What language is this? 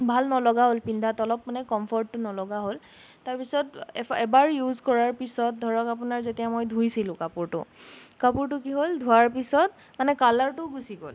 Assamese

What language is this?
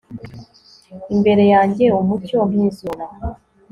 Kinyarwanda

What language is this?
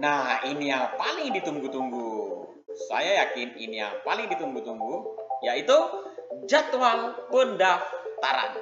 Indonesian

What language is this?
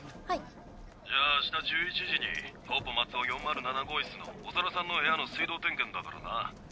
Japanese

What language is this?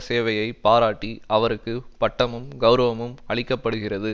Tamil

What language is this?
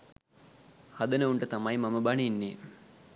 Sinhala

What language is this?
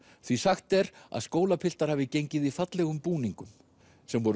Icelandic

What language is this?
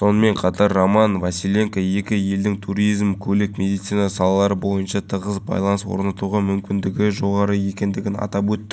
Kazakh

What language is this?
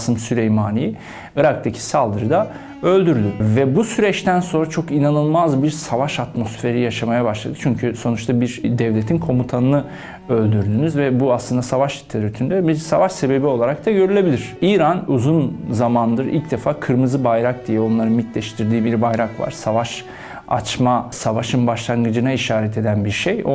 Turkish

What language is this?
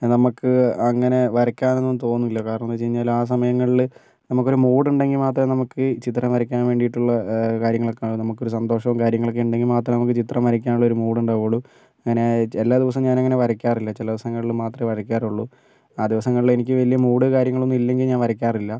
Malayalam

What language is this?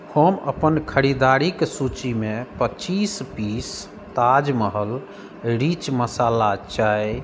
Maithili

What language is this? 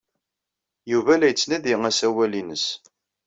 Kabyle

